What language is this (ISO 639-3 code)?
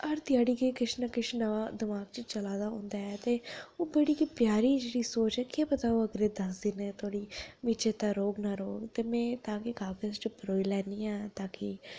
doi